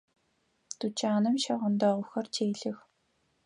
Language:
Adyghe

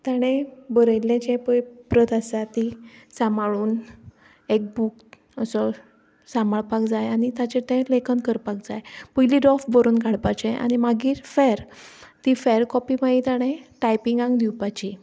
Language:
Konkani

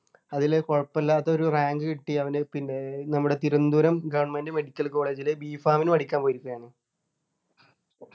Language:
Malayalam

